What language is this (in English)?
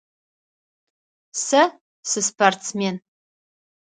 Adyghe